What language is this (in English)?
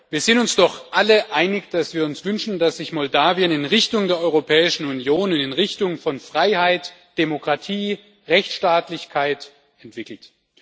German